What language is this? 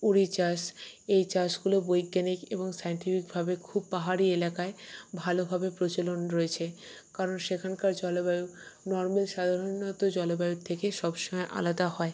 Bangla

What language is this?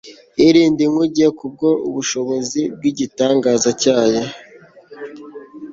Kinyarwanda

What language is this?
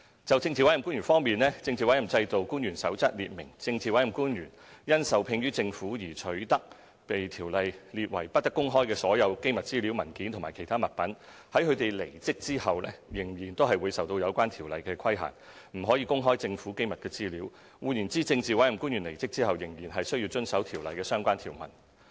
Cantonese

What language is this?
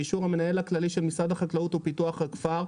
Hebrew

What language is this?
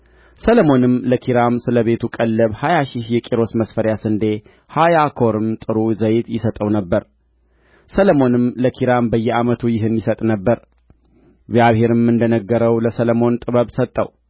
Amharic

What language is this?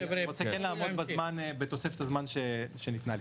Hebrew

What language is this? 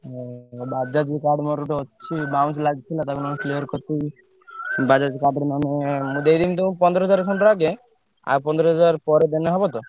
Odia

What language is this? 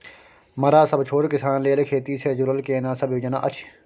Maithili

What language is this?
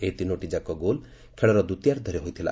Odia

